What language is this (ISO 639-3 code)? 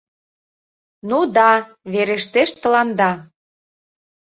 chm